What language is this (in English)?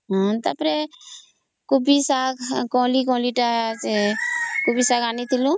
Odia